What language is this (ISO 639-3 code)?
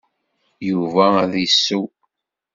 kab